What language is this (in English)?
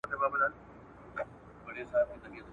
Pashto